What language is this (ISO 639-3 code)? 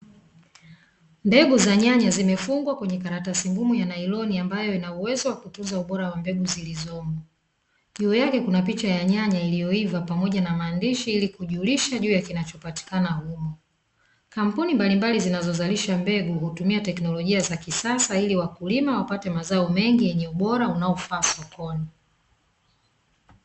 swa